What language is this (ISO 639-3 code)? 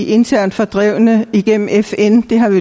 dan